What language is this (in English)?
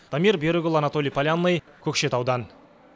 Kazakh